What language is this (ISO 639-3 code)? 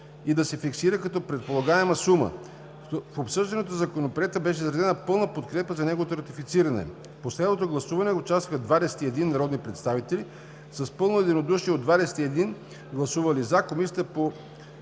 bul